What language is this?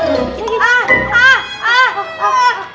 Indonesian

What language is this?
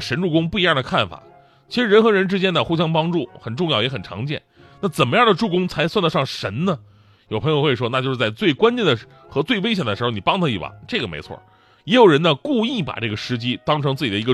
Chinese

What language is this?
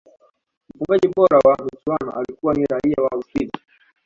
Swahili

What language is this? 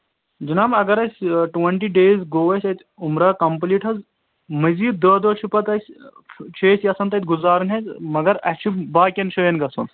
Kashmiri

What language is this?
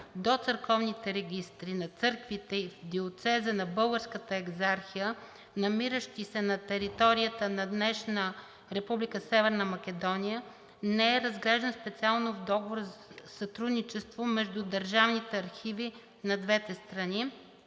Bulgarian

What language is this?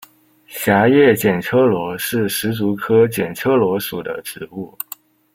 Chinese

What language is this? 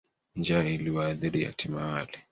Swahili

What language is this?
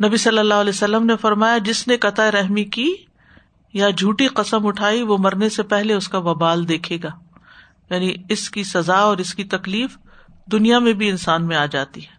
Urdu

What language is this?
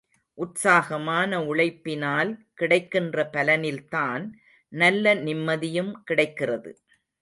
Tamil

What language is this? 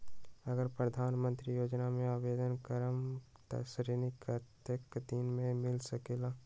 Magahi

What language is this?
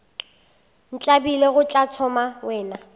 Northern Sotho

